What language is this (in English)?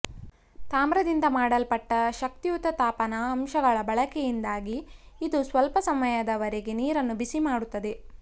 Kannada